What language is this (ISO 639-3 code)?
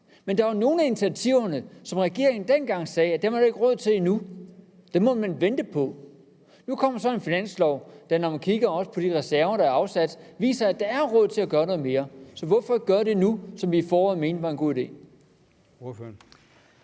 dan